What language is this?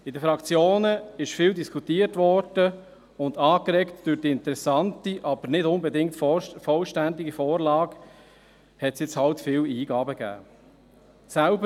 Swiss German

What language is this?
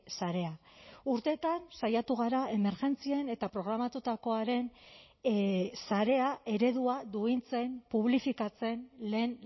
Basque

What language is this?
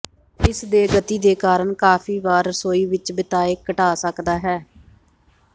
Punjabi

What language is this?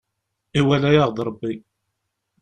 Kabyle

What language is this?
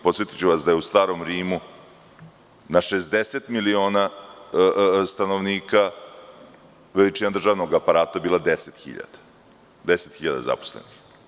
Serbian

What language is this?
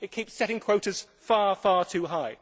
English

